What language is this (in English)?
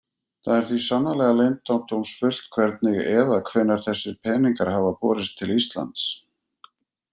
Icelandic